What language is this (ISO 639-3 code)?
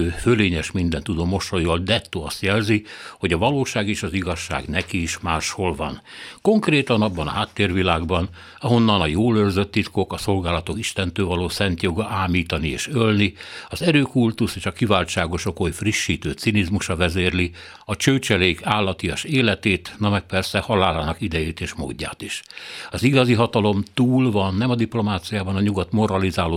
hun